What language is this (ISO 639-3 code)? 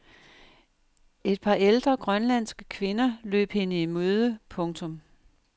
dan